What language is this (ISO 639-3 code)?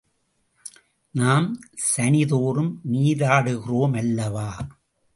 tam